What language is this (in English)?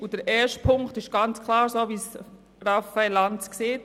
Swiss German